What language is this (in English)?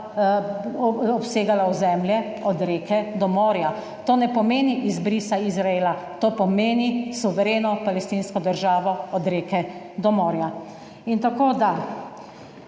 Slovenian